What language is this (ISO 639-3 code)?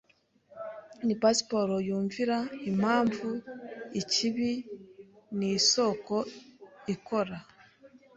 kin